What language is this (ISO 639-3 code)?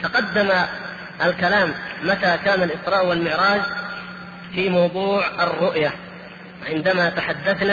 ara